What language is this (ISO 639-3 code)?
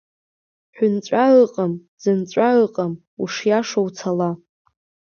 abk